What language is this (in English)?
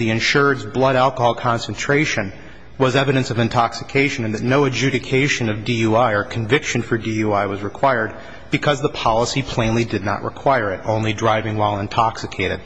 English